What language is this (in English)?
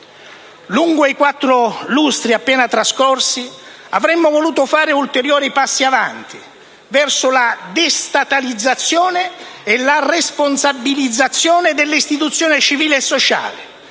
Italian